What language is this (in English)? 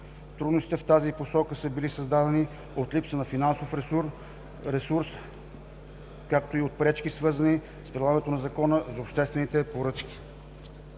Bulgarian